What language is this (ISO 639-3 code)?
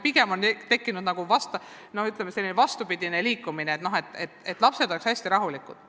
est